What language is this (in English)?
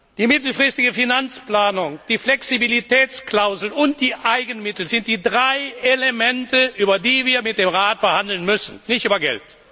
German